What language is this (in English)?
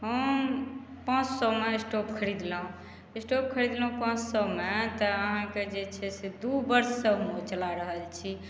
Maithili